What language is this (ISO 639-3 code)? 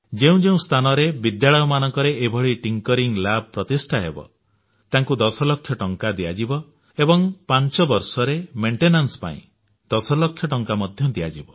ori